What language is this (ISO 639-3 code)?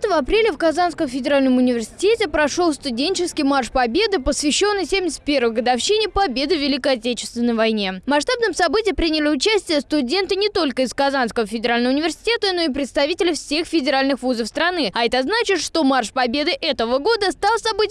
rus